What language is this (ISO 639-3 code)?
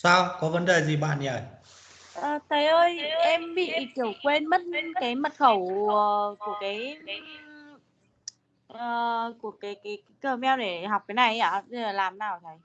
vie